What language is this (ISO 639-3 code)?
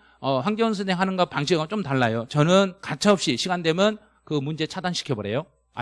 kor